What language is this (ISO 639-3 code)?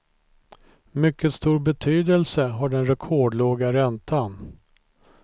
swe